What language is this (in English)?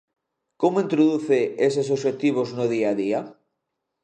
Galician